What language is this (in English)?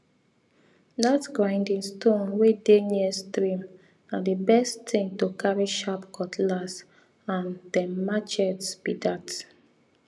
Nigerian Pidgin